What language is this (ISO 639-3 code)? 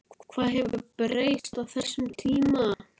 isl